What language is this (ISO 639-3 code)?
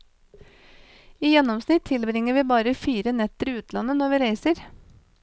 nor